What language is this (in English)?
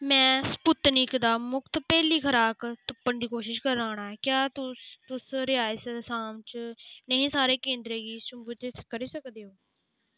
Dogri